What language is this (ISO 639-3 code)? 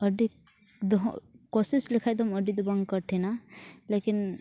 sat